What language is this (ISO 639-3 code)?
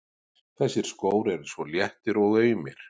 isl